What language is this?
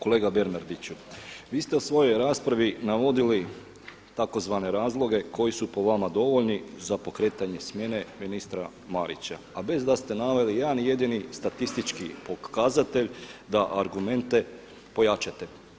Croatian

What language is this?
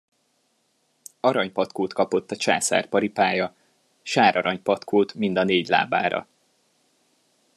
Hungarian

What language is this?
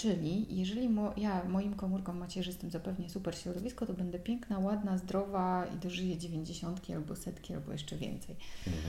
Polish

